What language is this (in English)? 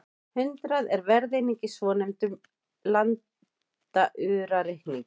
Icelandic